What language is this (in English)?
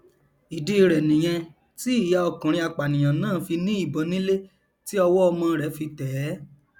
Yoruba